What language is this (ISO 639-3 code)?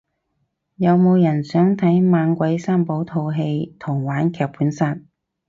yue